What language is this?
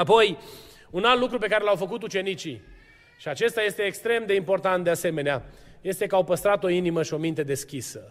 Romanian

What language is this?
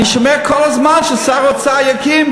Hebrew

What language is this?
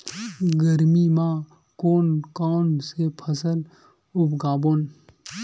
Chhattisgarhi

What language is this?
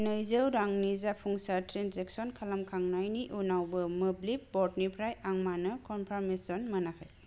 Bodo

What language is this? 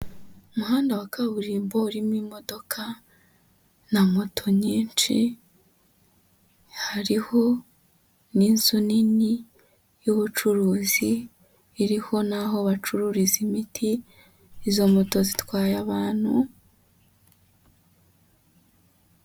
Kinyarwanda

